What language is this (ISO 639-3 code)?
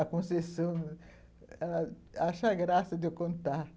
por